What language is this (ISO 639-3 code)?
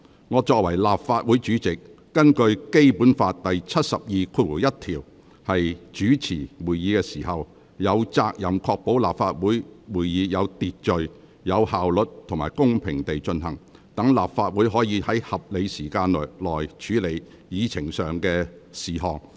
yue